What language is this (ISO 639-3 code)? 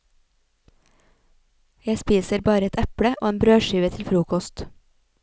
nor